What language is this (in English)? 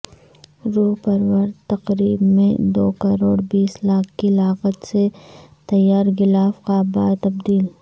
Urdu